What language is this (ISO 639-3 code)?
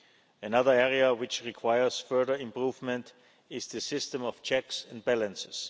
eng